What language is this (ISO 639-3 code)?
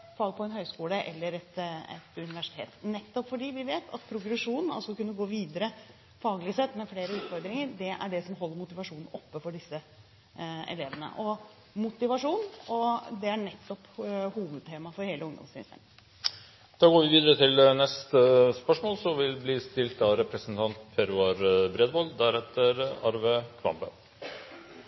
nob